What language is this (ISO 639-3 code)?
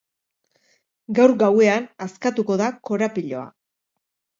eus